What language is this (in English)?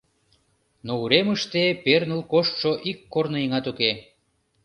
Mari